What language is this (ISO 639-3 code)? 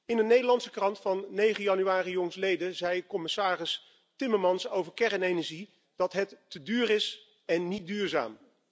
nld